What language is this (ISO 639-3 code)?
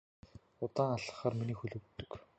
mon